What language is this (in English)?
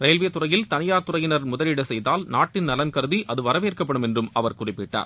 Tamil